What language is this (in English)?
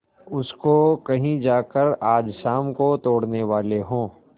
Hindi